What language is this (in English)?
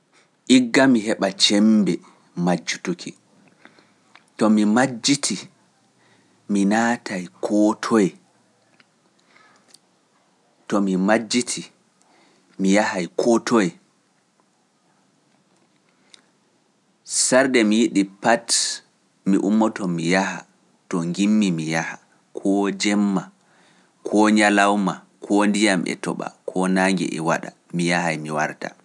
Pular